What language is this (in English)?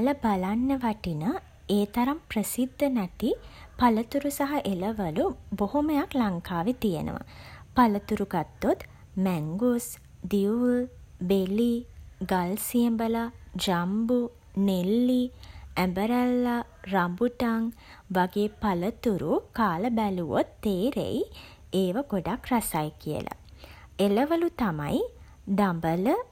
Sinhala